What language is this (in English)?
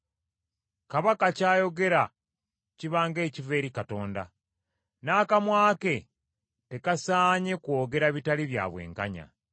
Ganda